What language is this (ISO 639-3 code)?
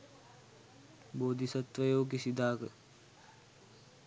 sin